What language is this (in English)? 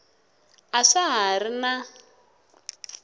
Tsonga